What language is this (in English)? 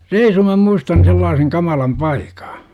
Finnish